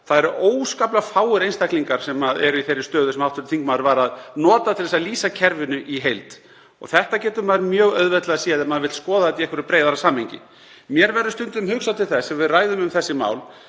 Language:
Icelandic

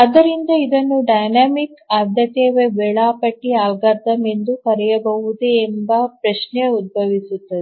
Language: Kannada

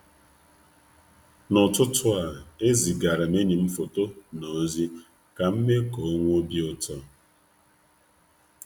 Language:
Igbo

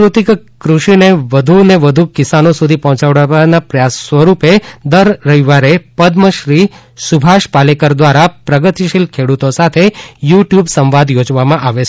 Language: Gujarati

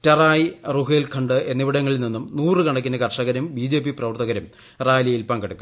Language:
Malayalam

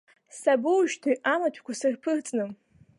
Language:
Abkhazian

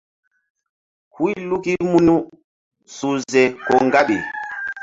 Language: Mbum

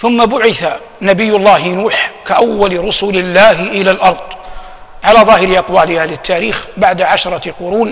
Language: Arabic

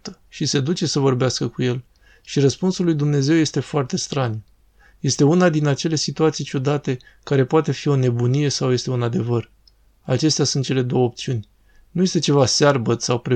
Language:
Romanian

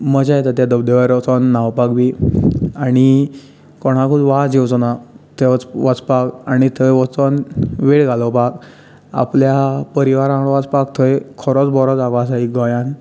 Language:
Konkani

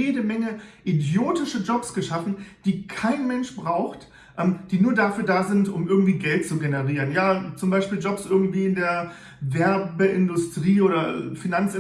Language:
German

